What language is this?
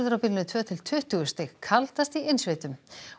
Icelandic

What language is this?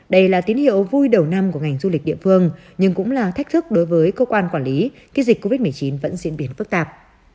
Vietnamese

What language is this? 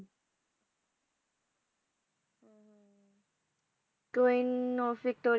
Punjabi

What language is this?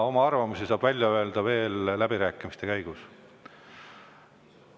Estonian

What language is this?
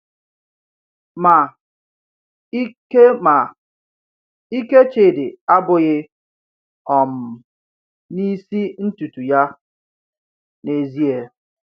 Igbo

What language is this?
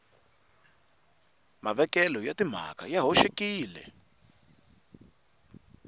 Tsonga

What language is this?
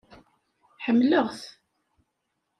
Kabyle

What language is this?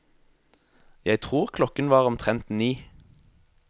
Norwegian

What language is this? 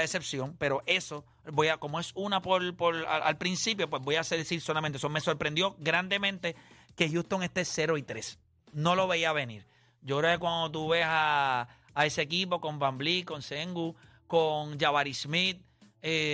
Spanish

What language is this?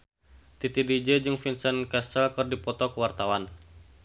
Sundanese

